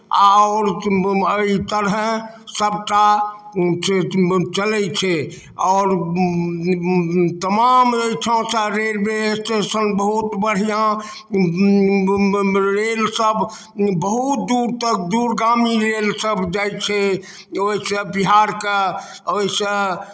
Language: Maithili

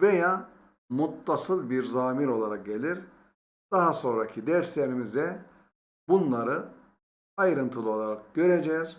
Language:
Turkish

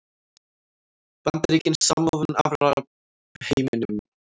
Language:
Icelandic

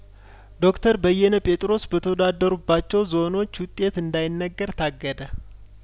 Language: Amharic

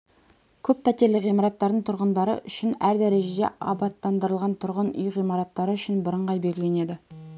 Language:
Kazakh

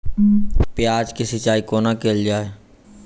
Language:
Maithili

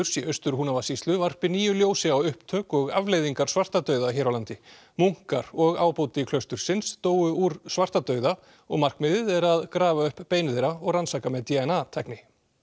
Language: Icelandic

